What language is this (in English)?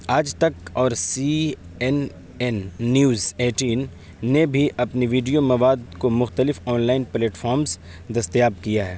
Urdu